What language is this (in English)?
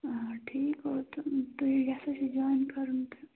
Kashmiri